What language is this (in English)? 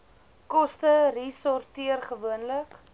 Afrikaans